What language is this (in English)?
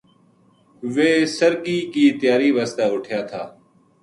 Gujari